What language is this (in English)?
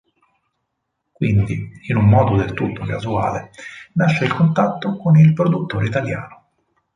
Italian